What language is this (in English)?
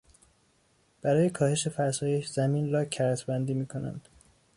Persian